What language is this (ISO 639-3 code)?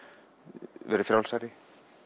isl